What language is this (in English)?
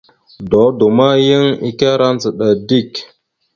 Mada (Cameroon)